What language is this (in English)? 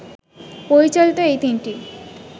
Bangla